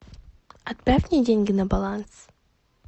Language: Russian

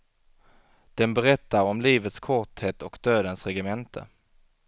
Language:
Swedish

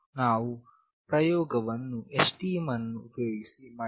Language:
Kannada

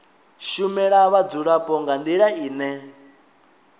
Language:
Venda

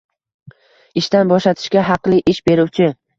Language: Uzbek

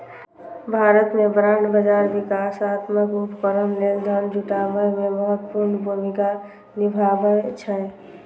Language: Maithili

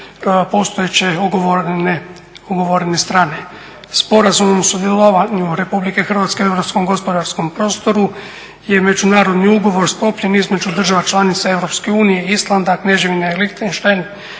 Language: Croatian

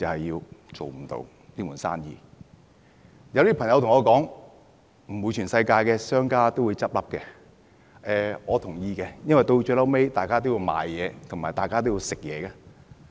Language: Cantonese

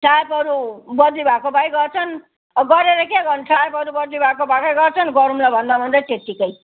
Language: Nepali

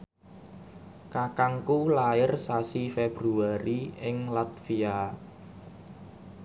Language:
Javanese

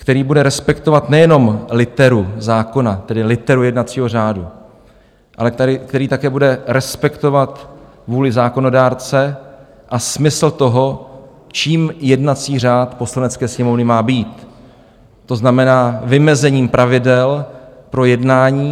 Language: Czech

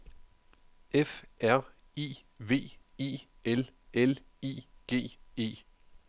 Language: Danish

